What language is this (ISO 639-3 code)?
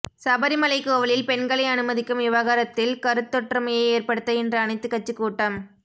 tam